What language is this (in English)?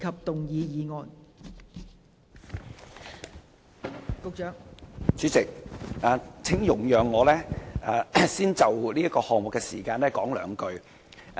Cantonese